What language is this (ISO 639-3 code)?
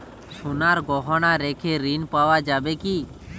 ben